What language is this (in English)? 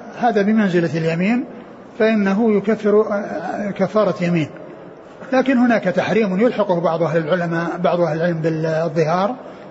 Arabic